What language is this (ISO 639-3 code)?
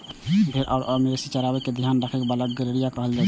mai